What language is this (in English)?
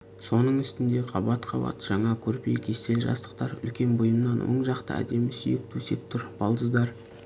Kazakh